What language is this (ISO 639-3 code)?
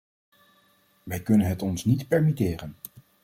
nld